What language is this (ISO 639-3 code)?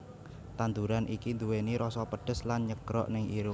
jav